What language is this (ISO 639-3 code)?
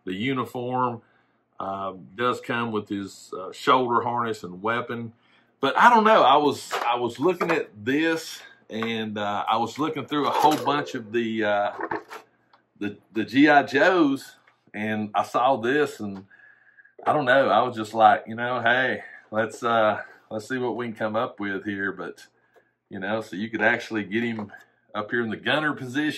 eng